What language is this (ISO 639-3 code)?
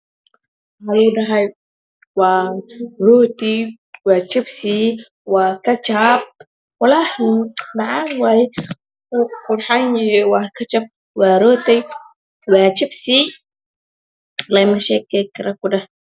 som